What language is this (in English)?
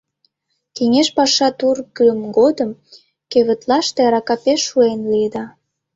Mari